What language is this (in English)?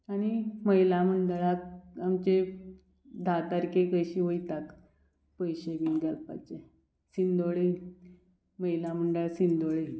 Konkani